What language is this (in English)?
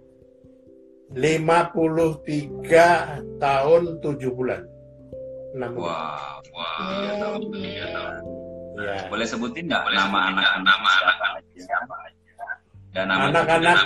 Indonesian